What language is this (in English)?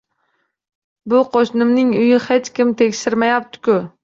Uzbek